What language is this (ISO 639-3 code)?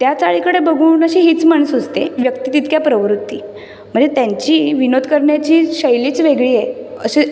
mar